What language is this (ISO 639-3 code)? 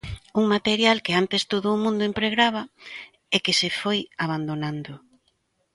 glg